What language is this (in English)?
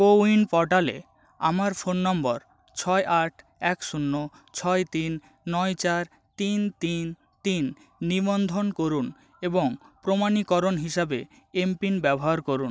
Bangla